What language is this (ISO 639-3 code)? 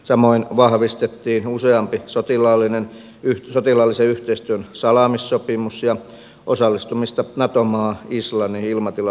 fin